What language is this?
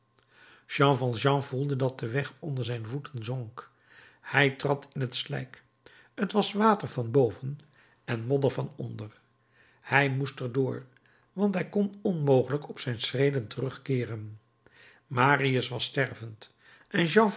Dutch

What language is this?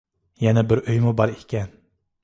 Uyghur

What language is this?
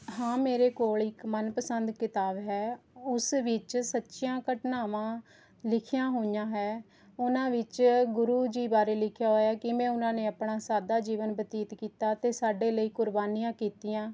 Punjabi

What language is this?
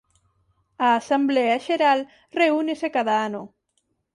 Galician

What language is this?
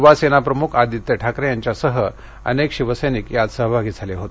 Marathi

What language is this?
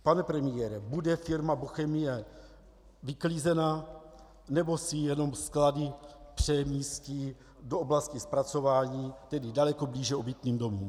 Czech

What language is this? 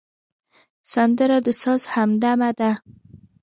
Pashto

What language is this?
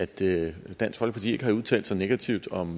Danish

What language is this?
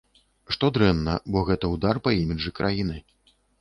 Belarusian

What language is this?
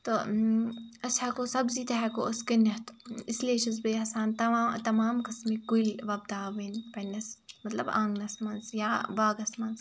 Kashmiri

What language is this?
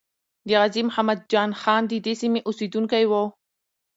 Pashto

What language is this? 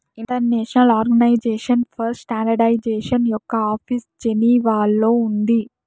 Telugu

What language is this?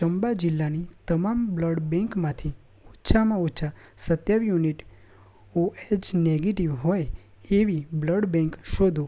Gujarati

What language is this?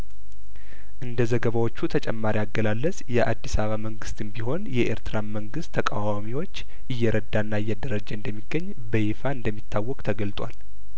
Amharic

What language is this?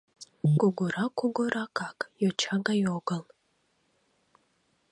Mari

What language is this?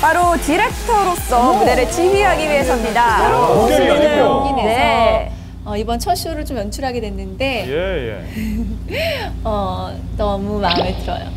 Korean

